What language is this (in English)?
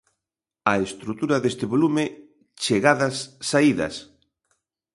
Galician